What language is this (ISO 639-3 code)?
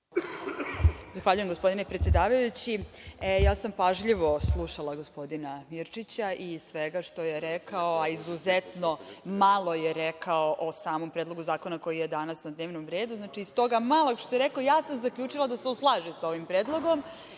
srp